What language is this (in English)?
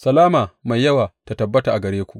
Hausa